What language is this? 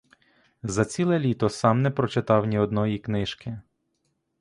Ukrainian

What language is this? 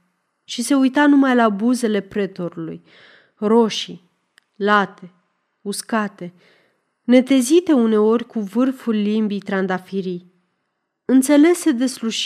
Romanian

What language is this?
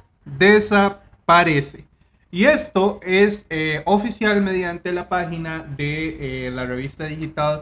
Spanish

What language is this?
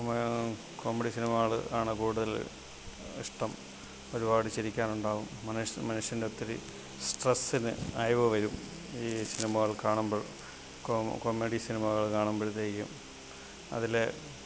Malayalam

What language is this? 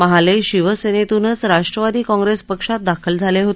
Marathi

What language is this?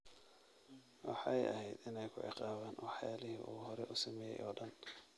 Somali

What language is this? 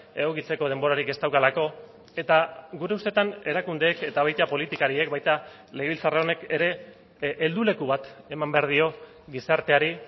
Basque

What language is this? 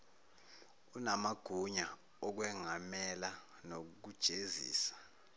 Zulu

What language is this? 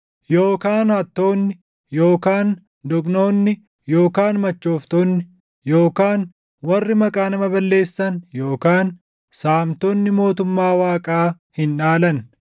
Oromo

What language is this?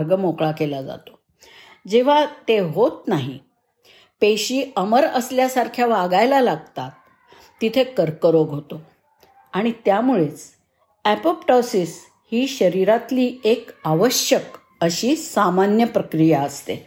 Marathi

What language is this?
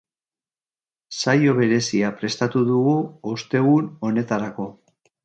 Basque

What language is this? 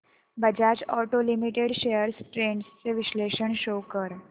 Marathi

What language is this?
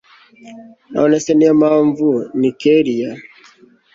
Kinyarwanda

